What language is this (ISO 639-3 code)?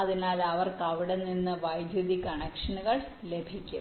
mal